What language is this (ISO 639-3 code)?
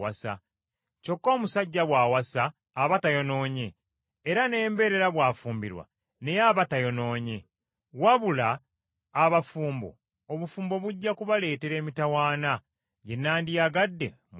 lug